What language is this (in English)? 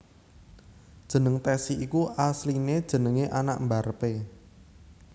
Javanese